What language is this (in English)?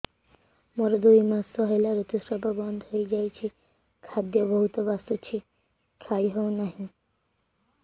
Odia